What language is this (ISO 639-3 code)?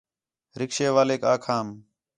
xhe